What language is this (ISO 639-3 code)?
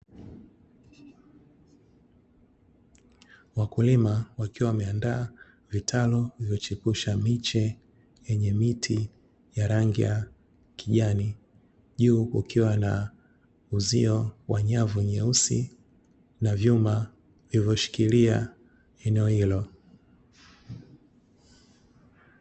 swa